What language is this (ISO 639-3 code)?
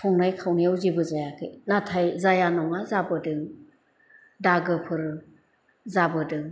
brx